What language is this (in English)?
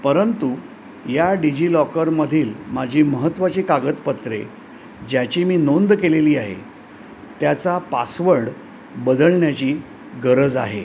Marathi